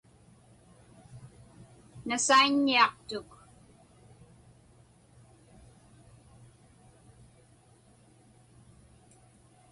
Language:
Inupiaq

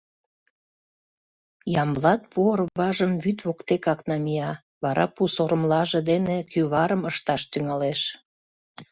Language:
Mari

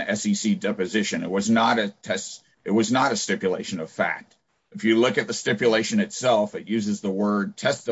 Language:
English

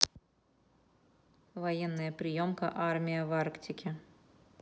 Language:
Russian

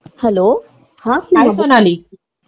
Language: Marathi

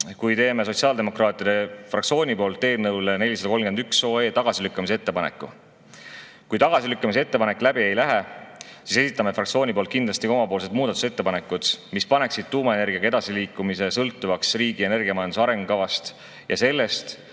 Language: Estonian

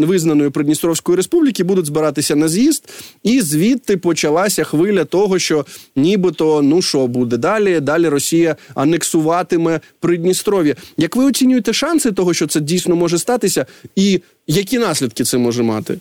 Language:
Ukrainian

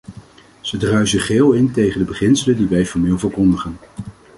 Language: Dutch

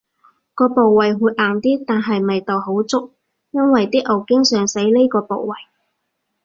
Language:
Cantonese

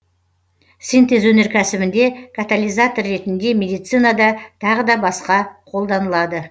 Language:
Kazakh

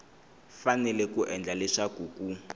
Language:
Tsonga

